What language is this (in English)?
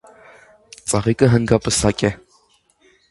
Armenian